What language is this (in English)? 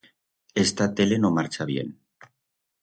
Aragonese